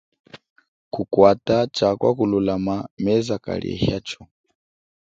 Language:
Chokwe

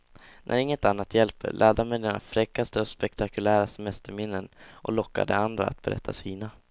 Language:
Swedish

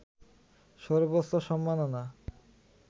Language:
Bangla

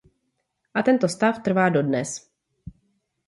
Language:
Czech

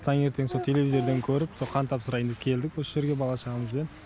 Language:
Kazakh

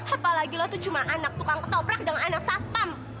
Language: Indonesian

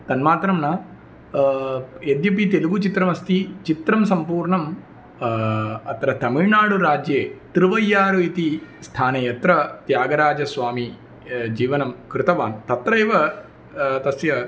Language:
Sanskrit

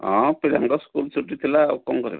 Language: Odia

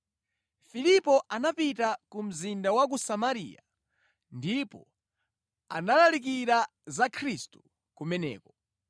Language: Nyanja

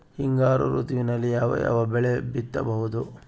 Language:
Kannada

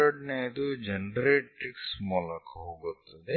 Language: Kannada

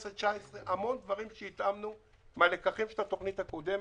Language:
Hebrew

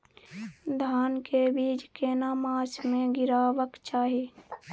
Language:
Maithili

